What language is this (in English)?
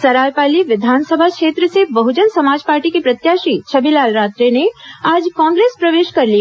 Hindi